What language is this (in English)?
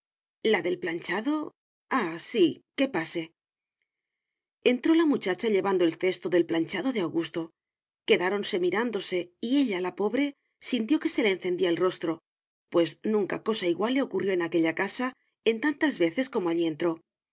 Spanish